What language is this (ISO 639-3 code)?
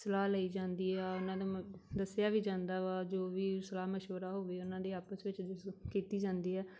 pan